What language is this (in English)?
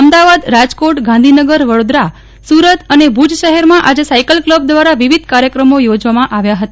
Gujarati